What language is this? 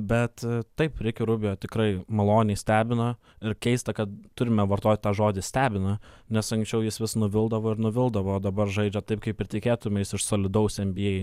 Lithuanian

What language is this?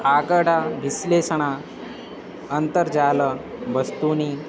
Sanskrit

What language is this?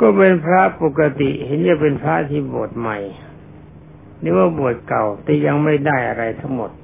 Thai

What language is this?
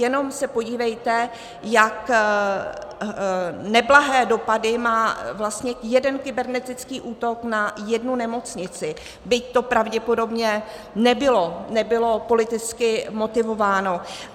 Czech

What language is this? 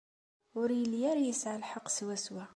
Kabyle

